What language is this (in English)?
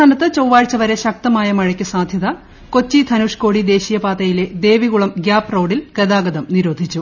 Malayalam